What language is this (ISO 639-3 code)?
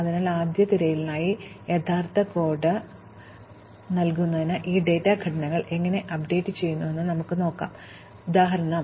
mal